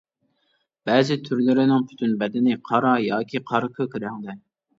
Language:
Uyghur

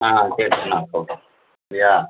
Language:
Tamil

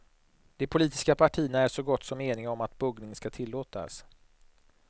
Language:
Swedish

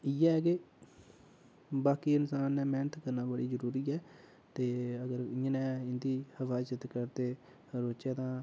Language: Dogri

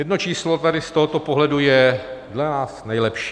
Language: Czech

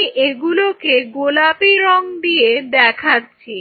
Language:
Bangla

